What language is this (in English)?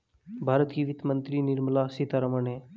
Hindi